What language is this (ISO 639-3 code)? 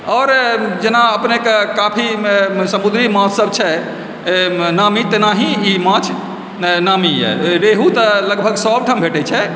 mai